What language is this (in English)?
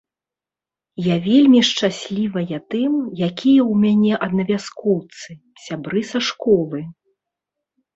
Belarusian